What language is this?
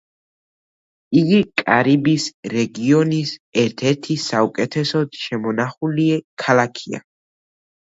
Georgian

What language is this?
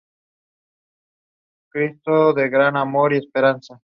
Spanish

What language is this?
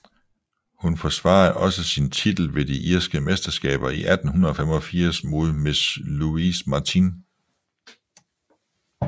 Danish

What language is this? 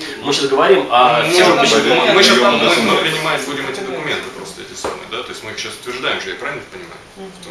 Russian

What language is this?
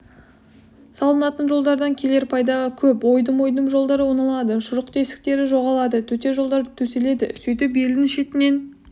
Kazakh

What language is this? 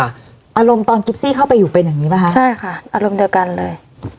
Thai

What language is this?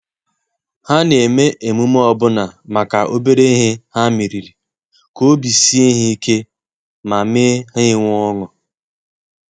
Igbo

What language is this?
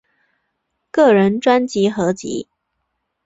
Chinese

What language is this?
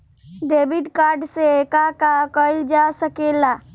Bhojpuri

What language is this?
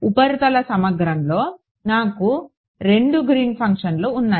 Telugu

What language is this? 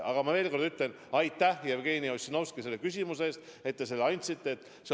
Estonian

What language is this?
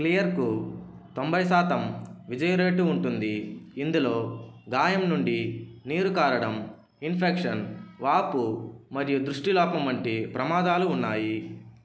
Telugu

